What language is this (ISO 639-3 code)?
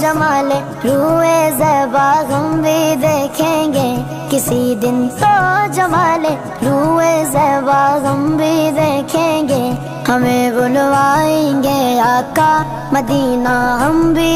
hin